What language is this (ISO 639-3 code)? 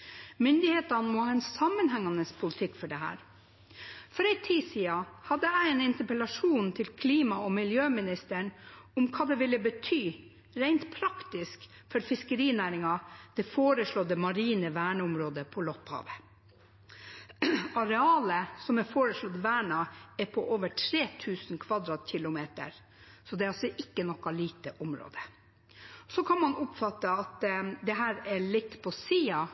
nob